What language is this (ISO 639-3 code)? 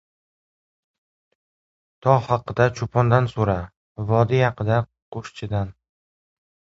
uzb